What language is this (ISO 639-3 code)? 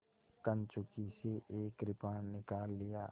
hin